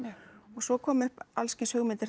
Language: Icelandic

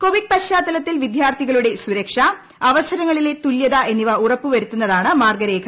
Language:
Malayalam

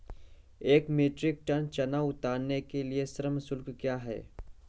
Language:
Hindi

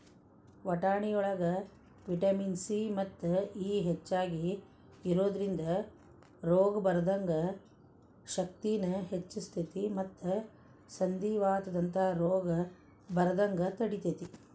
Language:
Kannada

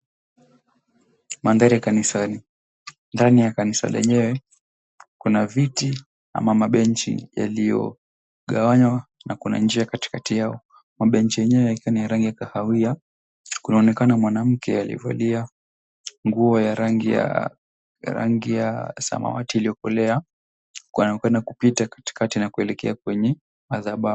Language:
Swahili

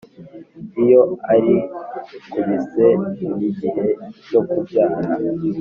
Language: Kinyarwanda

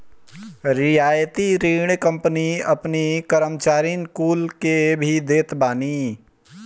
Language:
Bhojpuri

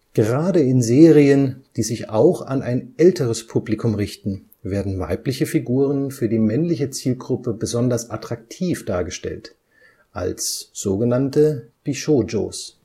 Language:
German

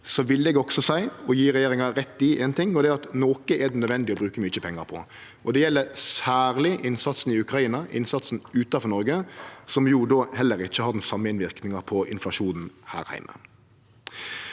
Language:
Norwegian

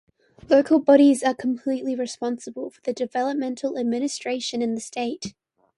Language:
English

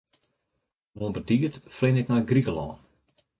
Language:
Western Frisian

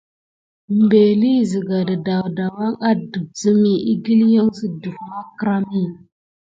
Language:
Gidar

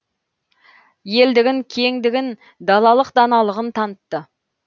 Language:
Kazakh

